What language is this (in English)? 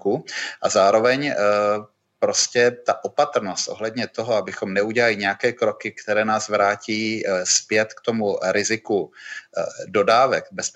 Czech